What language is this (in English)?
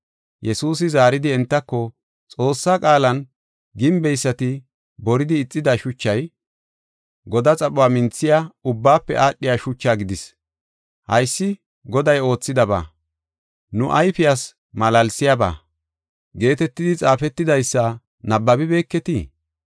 Gofa